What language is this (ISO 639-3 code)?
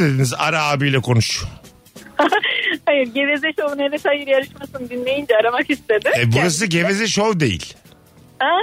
tur